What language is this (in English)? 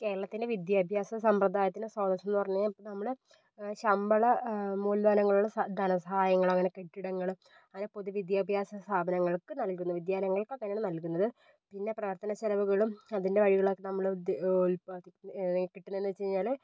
Malayalam